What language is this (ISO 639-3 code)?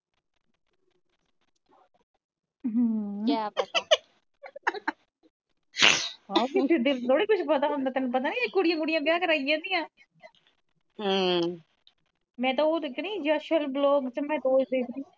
pan